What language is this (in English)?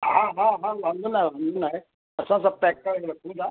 Sindhi